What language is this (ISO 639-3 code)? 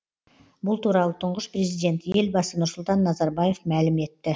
kaz